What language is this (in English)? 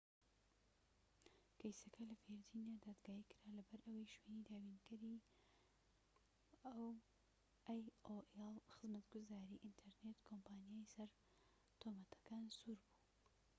Central Kurdish